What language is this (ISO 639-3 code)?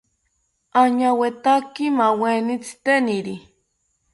cpy